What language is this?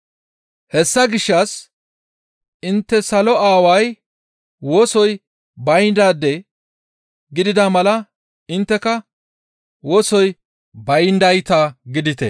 Gamo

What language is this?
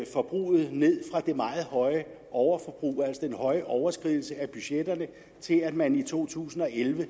Danish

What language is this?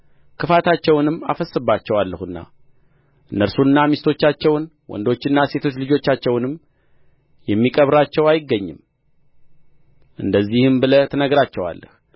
Amharic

